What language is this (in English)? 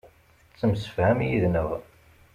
Kabyle